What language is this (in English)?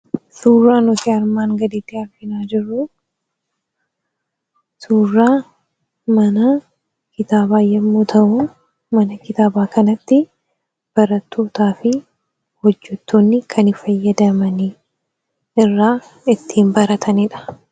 Oromo